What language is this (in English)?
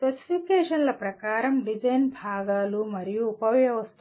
Telugu